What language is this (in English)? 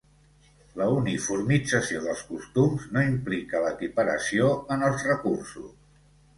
Catalan